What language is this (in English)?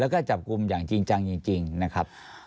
Thai